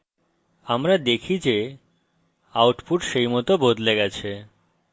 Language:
Bangla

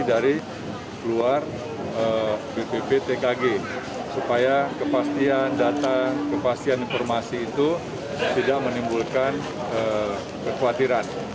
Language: Indonesian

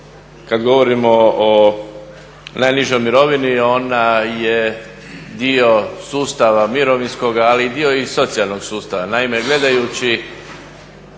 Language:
Croatian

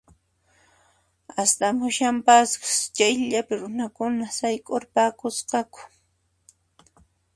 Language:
Puno Quechua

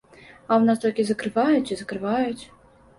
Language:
Belarusian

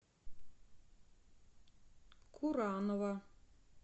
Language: Russian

